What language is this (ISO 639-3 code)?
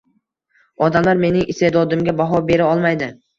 uzb